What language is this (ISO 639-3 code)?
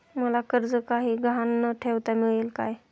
mar